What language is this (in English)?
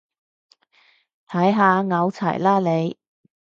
Cantonese